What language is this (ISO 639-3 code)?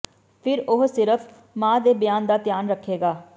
pan